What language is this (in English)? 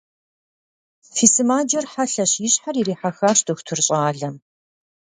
Kabardian